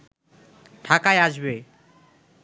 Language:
Bangla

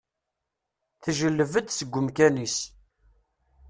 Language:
Kabyle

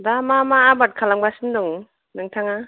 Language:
Bodo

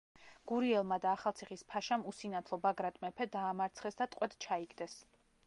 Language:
Georgian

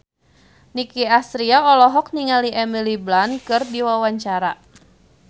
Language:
Sundanese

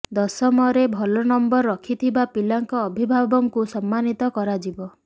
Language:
Odia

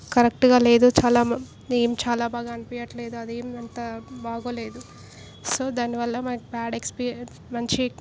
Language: Telugu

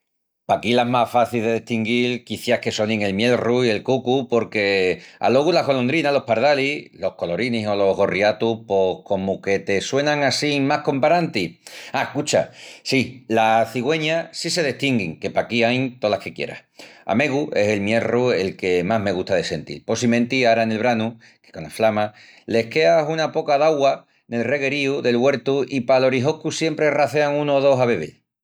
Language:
Extremaduran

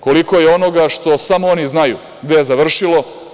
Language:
Serbian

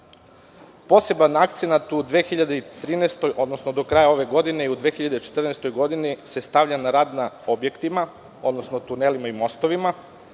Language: Serbian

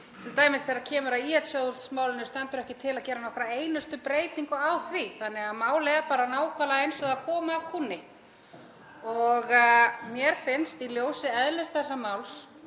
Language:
Icelandic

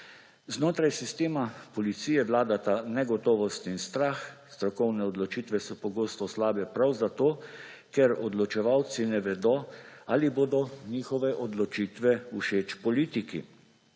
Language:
Slovenian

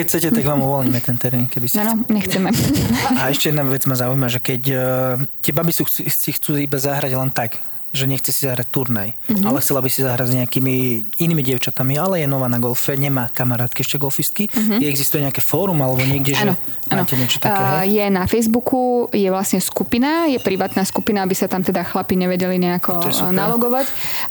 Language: Slovak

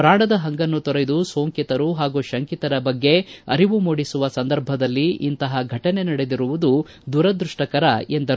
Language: Kannada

